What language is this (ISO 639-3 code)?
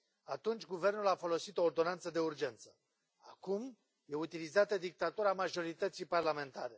ron